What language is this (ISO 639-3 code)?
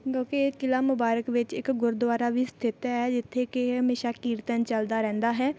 pan